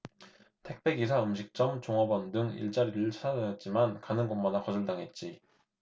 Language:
Korean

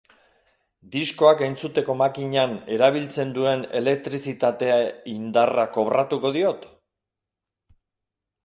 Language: Basque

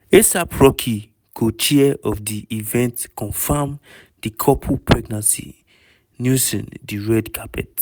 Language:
Nigerian Pidgin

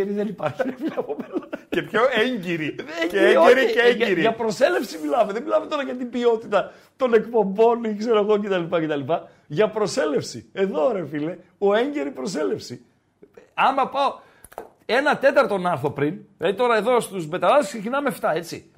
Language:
Greek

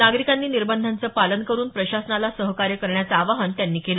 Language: Marathi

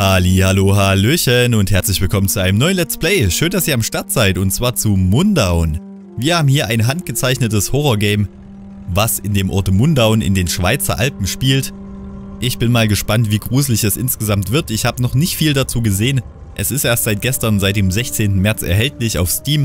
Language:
German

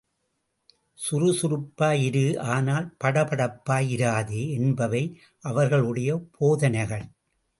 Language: Tamil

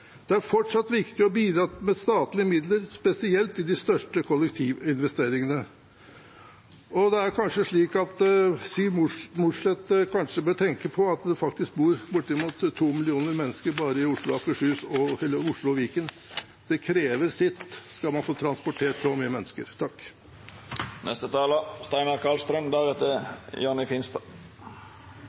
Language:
Norwegian Bokmål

